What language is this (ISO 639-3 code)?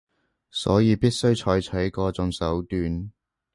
yue